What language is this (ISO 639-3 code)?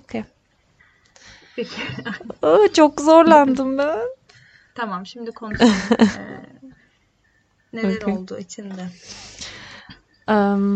tur